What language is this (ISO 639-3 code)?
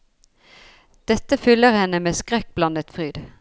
nor